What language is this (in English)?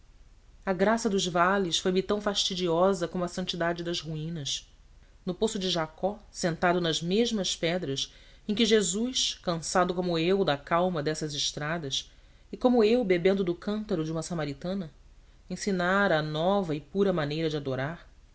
Portuguese